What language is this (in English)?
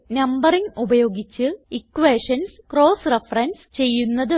Malayalam